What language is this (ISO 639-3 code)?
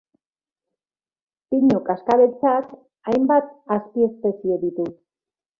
eus